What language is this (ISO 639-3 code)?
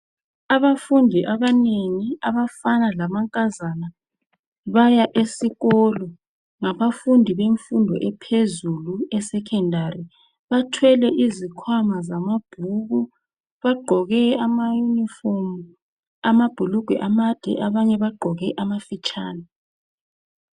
nde